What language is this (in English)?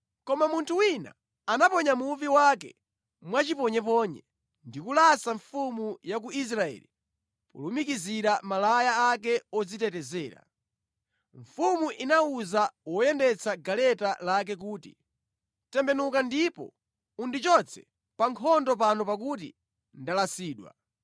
Nyanja